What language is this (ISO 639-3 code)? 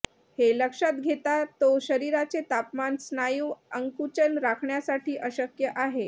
mar